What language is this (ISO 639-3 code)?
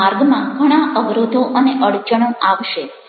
guj